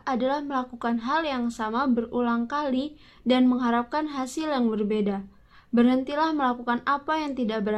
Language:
Indonesian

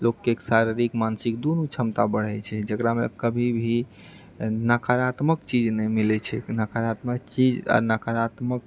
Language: Maithili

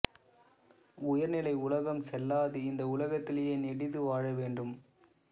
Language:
Tamil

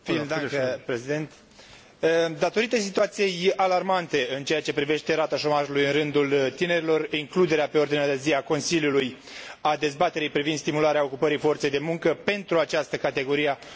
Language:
Romanian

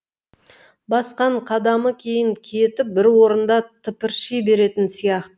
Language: Kazakh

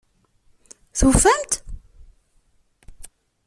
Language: Kabyle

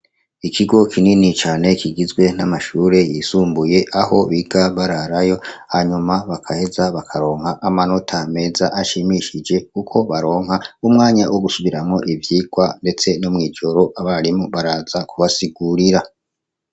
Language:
Rundi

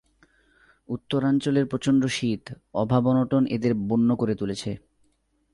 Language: Bangla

